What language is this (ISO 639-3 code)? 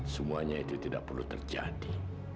ind